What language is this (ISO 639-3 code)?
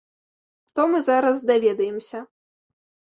bel